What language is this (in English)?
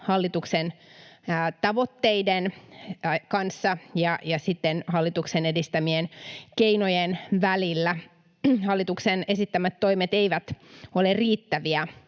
Finnish